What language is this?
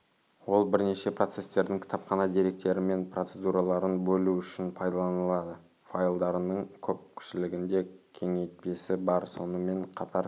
Kazakh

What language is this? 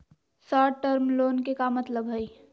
Magahi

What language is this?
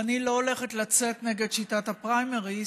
Hebrew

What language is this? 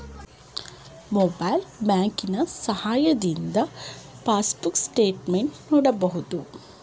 Kannada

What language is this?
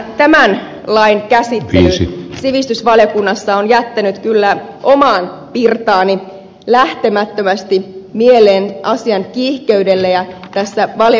Finnish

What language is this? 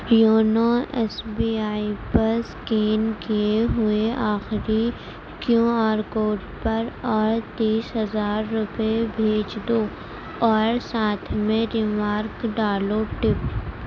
Urdu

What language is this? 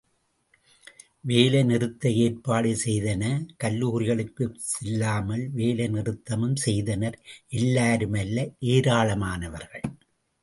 Tamil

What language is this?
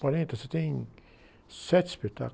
Portuguese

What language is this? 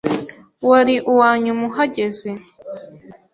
Kinyarwanda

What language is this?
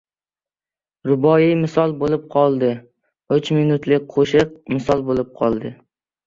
Uzbek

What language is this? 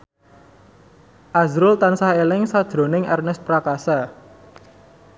Javanese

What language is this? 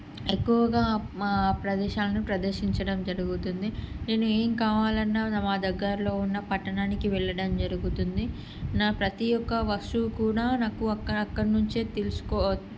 Telugu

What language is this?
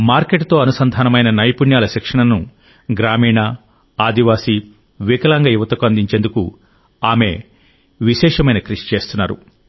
Telugu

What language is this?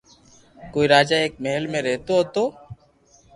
Loarki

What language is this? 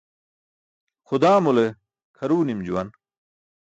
Burushaski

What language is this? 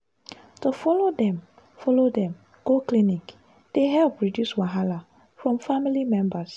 Nigerian Pidgin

